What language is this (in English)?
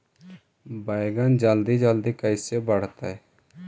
Magahi